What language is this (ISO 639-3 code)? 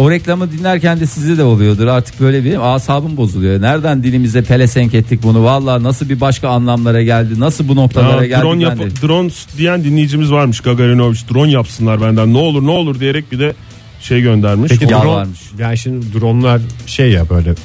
tur